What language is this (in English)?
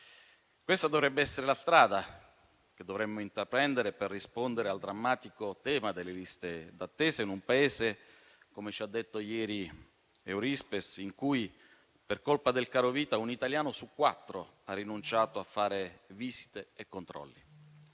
Italian